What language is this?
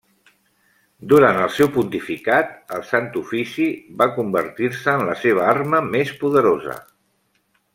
Catalan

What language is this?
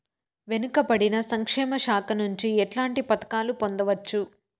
Telugu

